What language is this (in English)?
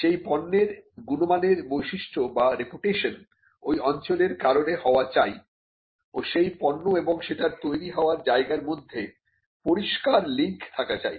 Bangla